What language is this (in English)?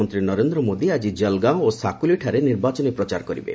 Odia